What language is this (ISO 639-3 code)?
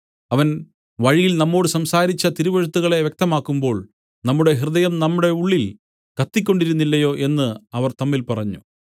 mal